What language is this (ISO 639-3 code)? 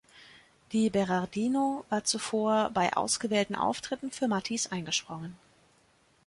deu